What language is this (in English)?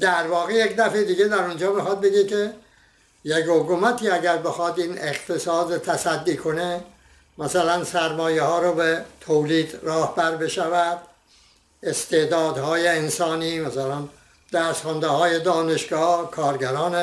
Persian